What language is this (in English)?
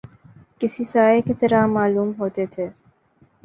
Urdu